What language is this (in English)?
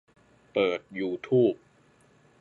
Thai